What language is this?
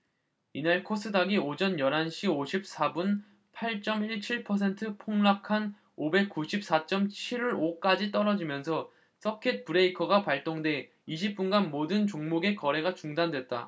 Korean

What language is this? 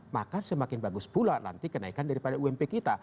Indonesian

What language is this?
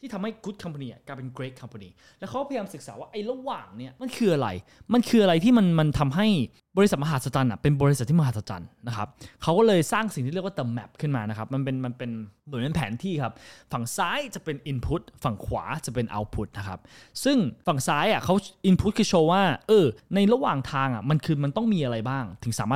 Thai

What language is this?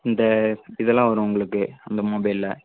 Tamil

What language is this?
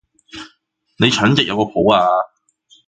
Cantonese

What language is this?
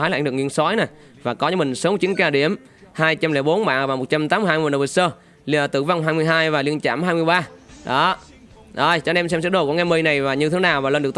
Vietnamese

